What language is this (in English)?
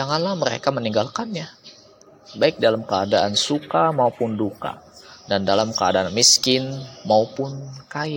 Indonesian